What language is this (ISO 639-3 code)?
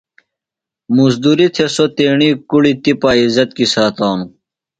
phl